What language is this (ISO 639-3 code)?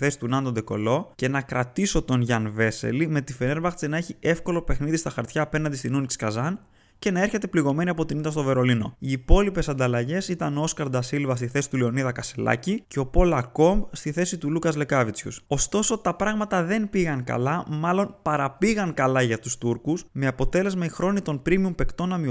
ell